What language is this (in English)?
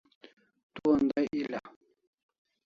Kalasha